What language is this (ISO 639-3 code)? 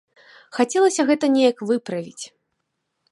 bel